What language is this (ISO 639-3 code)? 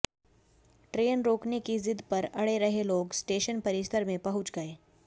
hin